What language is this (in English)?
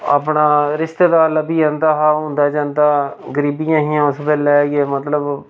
Dogri